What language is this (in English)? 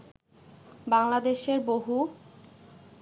Bangla